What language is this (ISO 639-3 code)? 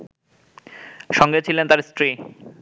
ben